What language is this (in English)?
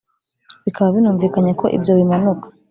Kinyarwanda